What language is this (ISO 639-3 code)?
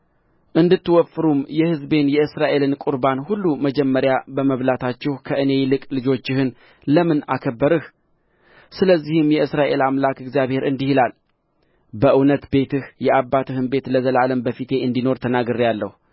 amh